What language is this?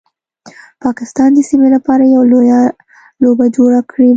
Pashto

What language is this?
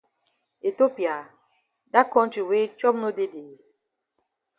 Cameroon Pidgin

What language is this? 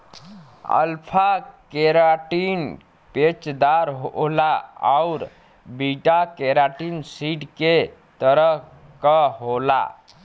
Bhojpuri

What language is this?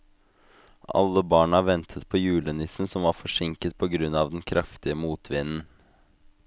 Norwegian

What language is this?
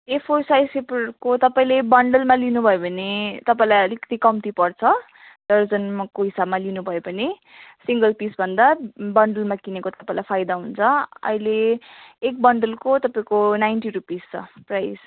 Nepali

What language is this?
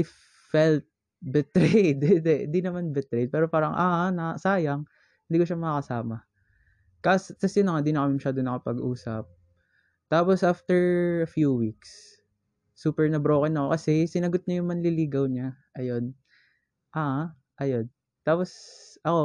Filipino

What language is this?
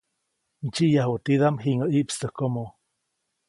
Copainalá Zoque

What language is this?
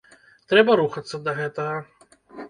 Belarusian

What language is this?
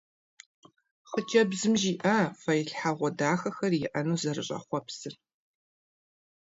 Kabardian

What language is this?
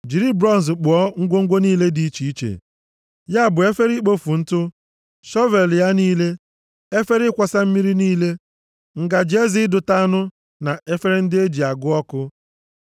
Igbo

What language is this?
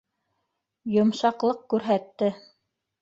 Bashkir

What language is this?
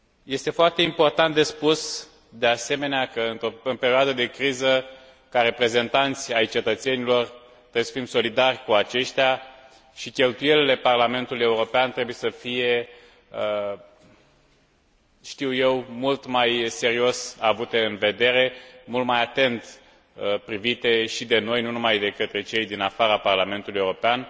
Romanian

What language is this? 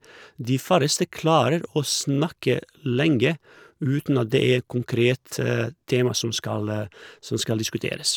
Norwegian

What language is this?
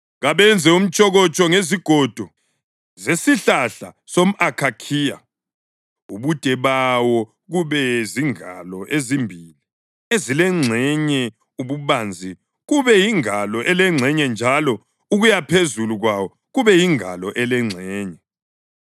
North Ndebele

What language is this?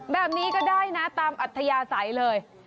Thai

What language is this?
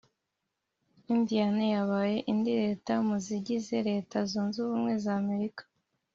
Kinyarwanda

